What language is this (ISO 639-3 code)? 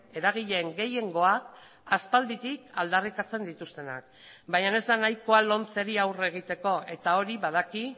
eus